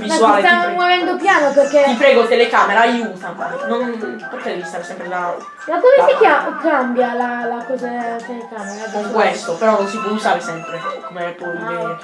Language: Italian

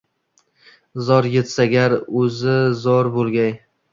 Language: Uzbek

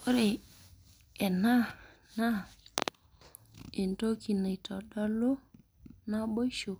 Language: Masai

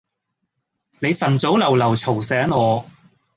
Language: Cantonese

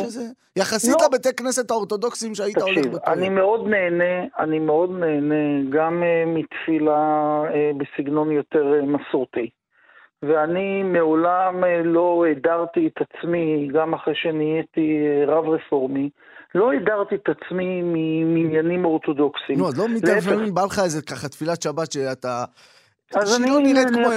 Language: Hebrew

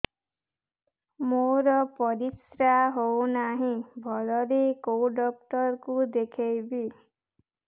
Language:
Odia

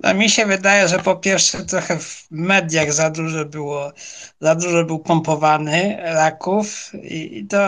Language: Polish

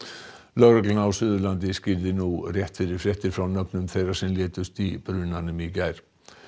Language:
Icelandic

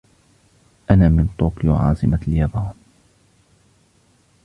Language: Arabic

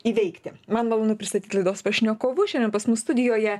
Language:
Lithuanian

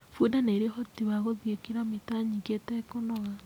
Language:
Kikuyu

